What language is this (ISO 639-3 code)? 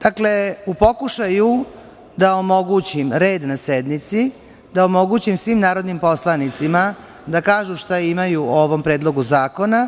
srp